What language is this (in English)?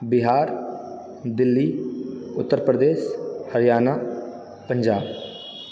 Maithili